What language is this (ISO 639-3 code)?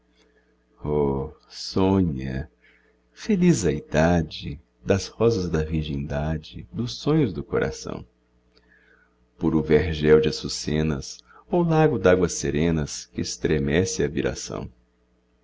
por